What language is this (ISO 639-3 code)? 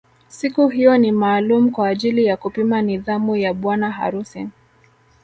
swa